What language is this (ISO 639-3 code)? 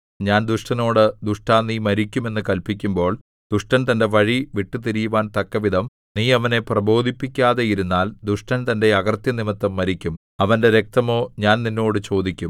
mal